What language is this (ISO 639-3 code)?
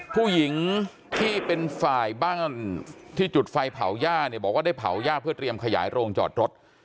tha